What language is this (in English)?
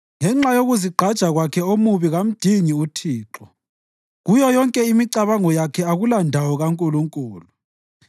North Ndebele